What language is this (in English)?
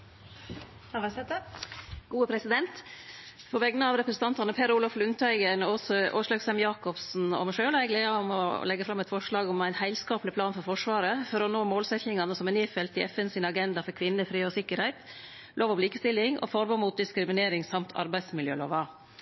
Norwegian Nynorsk